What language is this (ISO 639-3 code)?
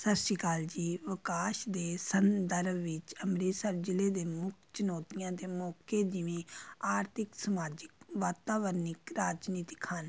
pan